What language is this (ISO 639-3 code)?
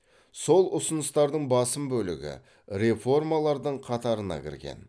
kaz